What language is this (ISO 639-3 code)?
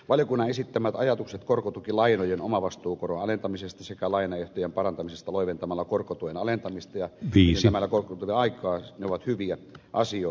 fin